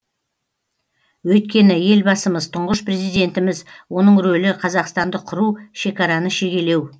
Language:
Kazakh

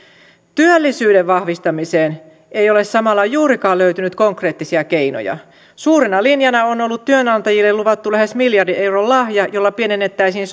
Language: Finnish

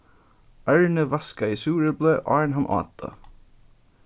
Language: Faroese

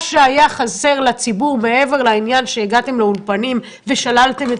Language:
Hebrew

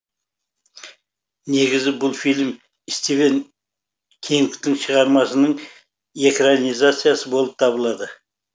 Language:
Kazakh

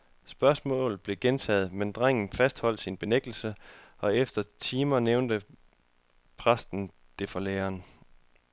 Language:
Danish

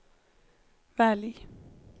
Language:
Swedish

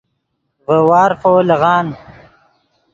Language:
Yidgha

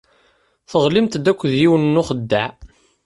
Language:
Kabyle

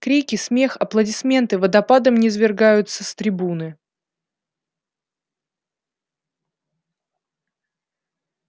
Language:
Russian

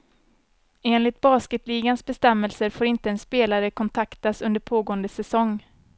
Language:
Swedish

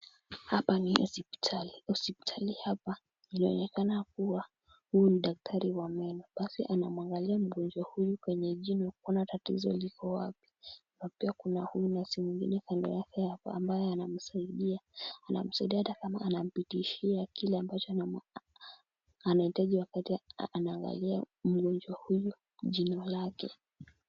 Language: Swahili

